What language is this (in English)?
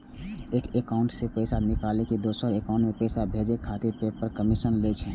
Maithili